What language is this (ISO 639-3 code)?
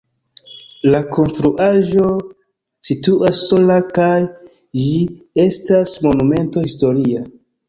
epo